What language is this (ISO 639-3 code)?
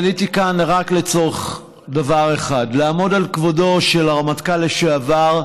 heb